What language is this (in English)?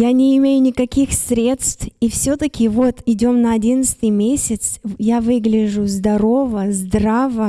Russian